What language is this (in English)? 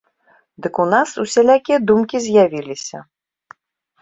Belarusian